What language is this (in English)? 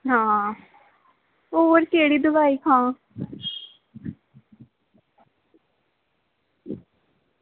Dogri